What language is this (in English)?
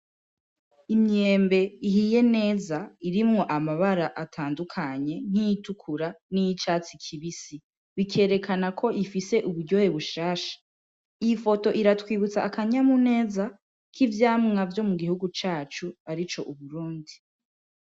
Rundi